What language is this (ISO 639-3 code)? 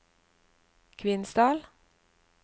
nor